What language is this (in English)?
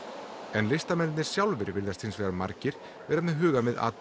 Icelandic